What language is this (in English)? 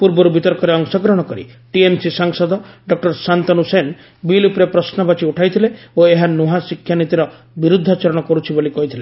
Odia